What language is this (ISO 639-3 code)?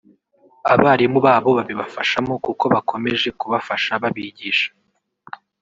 kin